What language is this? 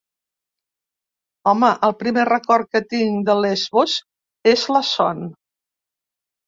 Catalan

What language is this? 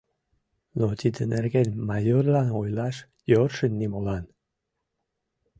Mari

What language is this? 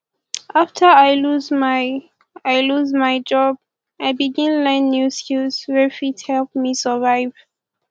Nigerian Pidgin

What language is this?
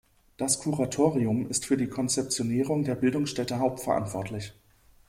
German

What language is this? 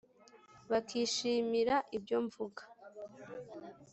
Kinyarwanda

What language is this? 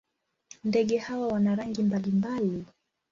Swahili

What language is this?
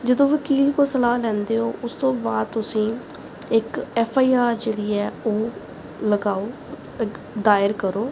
Punjabi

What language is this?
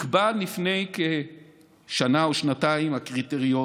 Hebrew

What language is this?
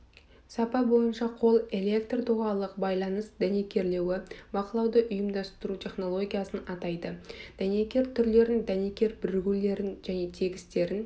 Kazakh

